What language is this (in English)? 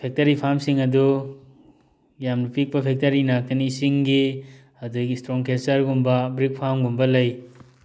Manipuri